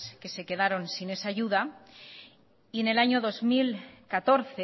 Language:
Spanish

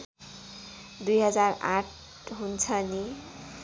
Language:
Nepali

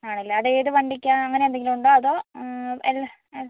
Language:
Malayalam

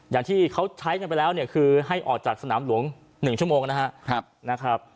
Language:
Thai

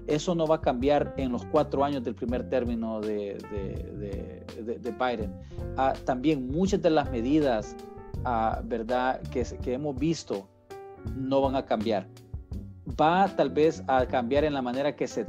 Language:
Spanish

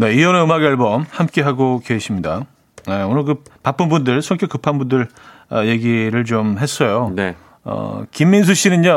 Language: Korean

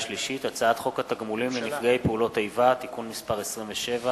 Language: Hebrew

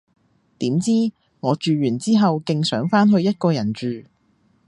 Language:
Cantonese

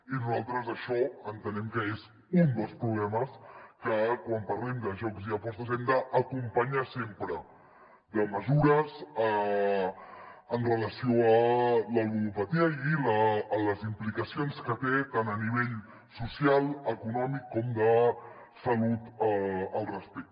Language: Catalan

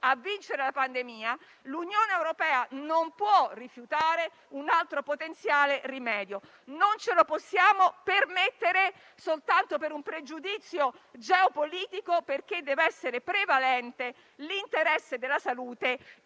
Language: Italian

